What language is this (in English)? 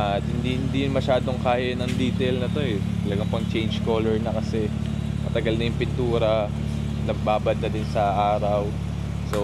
Filipino